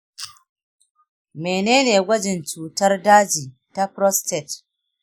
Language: Hausa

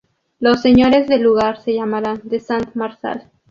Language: Spanish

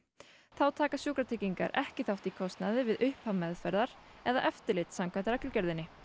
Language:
Icelandic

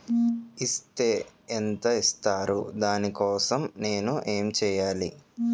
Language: Telugu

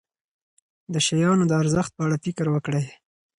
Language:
Pashto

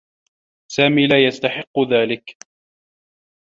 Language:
Arabic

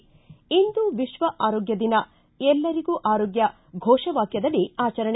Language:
Kannada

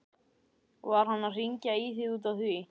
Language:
Icelandic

